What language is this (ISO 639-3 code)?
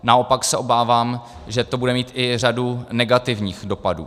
ces